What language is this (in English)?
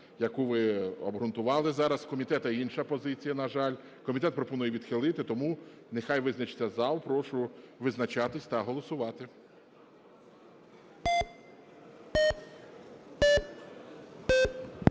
Ukrainian